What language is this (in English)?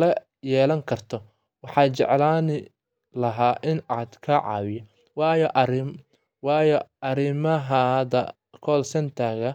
Somali